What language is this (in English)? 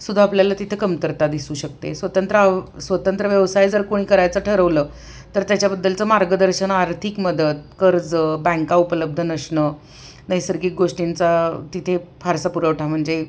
Marathi